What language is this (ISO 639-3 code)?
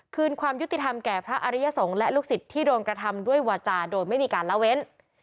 tha